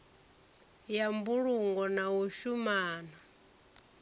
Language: Venda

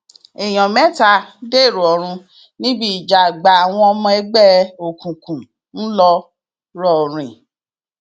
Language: Yoruba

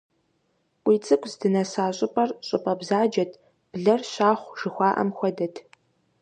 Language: Kabardian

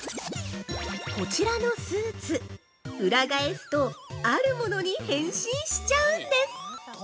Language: Japanese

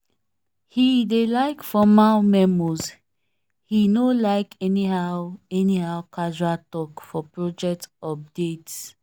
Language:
Nigerian Pidgin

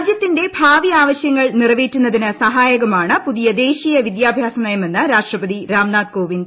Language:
Malayalam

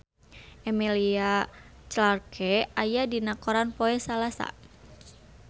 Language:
Sundanese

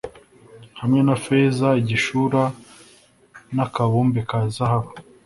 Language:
Kinyarwanda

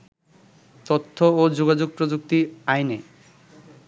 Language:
Bangla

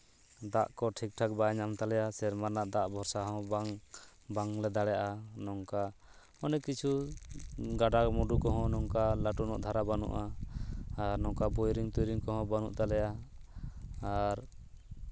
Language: Santali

